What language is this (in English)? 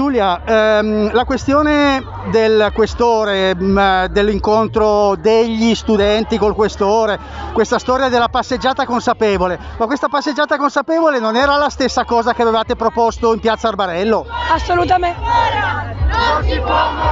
Italian